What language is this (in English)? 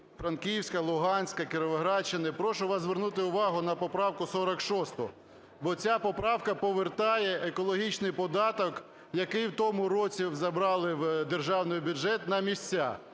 Ukrainian